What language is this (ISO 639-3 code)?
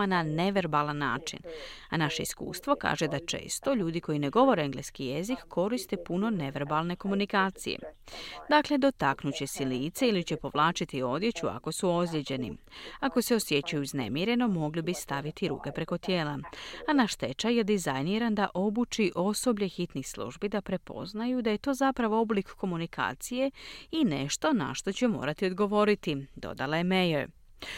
hrv